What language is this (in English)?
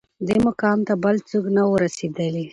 Pashto